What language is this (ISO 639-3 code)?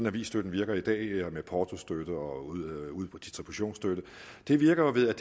dan